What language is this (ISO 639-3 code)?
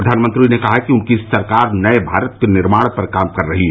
hin